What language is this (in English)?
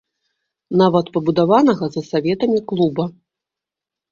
Belarusian